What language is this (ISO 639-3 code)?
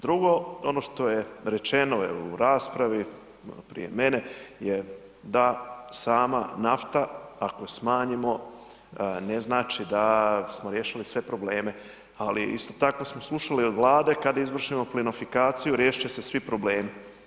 hrv